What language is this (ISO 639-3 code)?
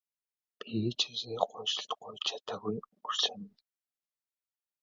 mon